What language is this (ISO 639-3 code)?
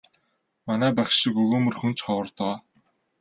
mon